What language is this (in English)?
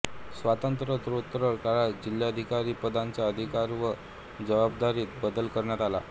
Marathi